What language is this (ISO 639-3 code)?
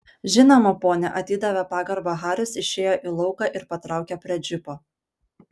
lit